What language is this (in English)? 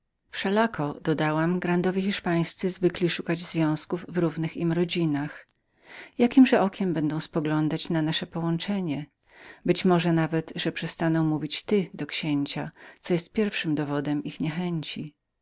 Polish